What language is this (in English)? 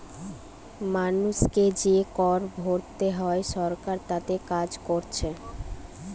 Bangla